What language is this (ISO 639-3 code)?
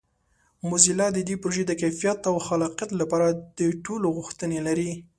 pus